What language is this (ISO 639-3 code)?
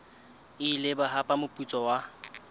sot